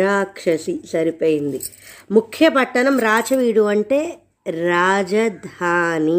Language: Telugu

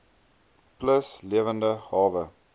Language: Afrikaans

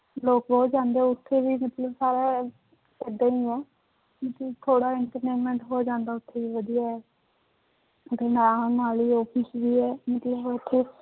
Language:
Punjabi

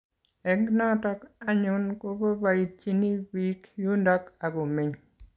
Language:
Kalenjin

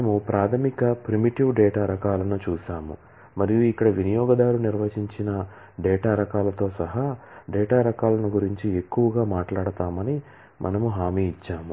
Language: Telugu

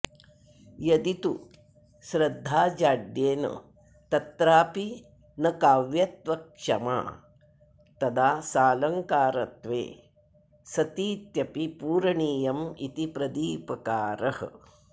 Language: Sanskrit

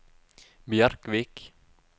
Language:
Norwegian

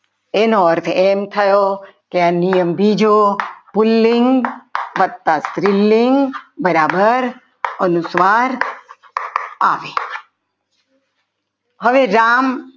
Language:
Gujarati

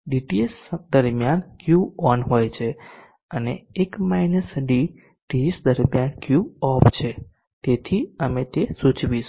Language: Gujarati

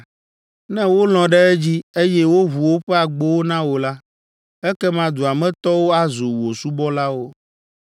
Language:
Ewe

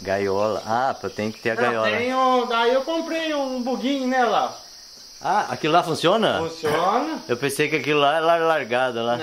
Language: Portuguese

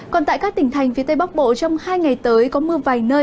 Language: Vietnamese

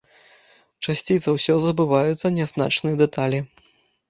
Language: Belarusian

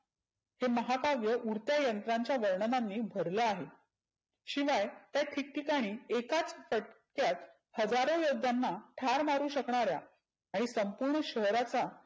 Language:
Marathi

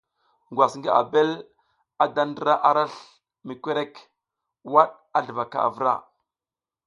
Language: South Giziga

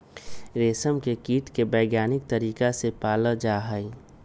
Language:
Magahi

